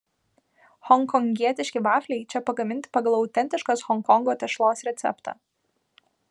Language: Lithuanian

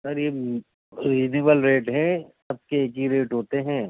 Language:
Urdu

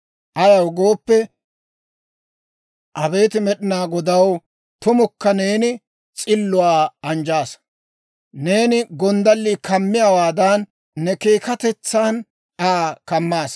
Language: Dawro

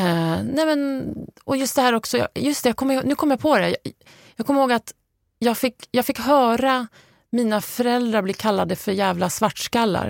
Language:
Swedish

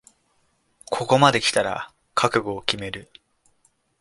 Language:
Japanese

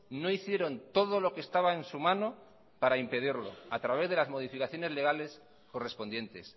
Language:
Spanish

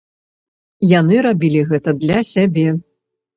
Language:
Belarusian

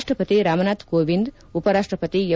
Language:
Kannada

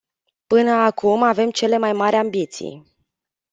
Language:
Romanian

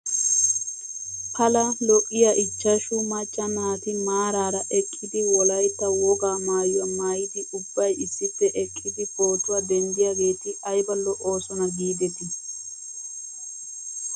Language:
Wolaytta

